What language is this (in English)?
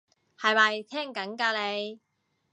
Cantonese